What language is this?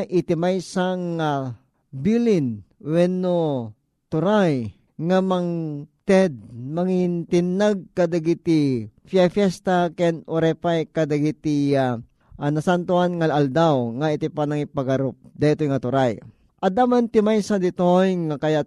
Filipino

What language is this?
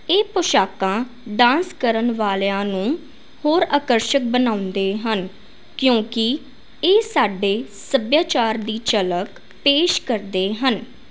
Punjabi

